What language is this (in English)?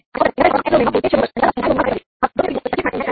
Gujarati